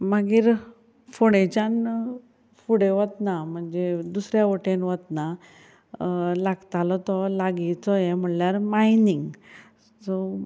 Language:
Konkani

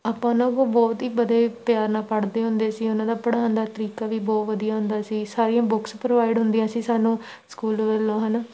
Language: Punjabi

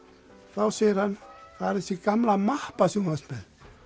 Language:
Icelandic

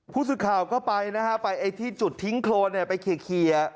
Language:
Thai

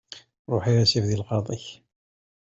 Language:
Kabyle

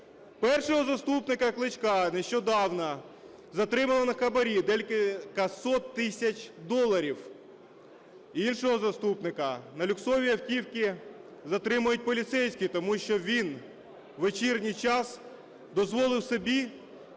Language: Ukrainian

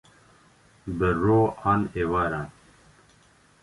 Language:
Kurdish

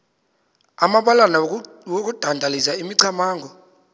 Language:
Xhosa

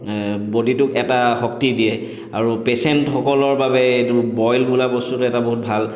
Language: Assamese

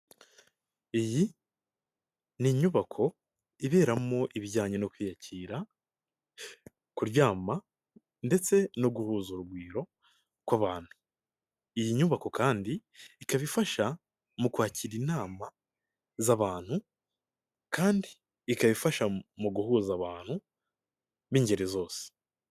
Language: Kinyarwanda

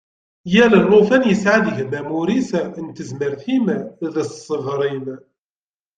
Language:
Kabyle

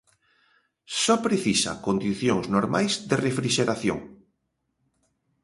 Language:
Galician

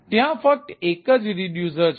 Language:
Gujarati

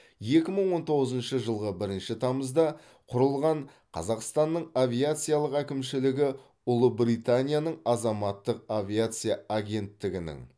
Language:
Kazakh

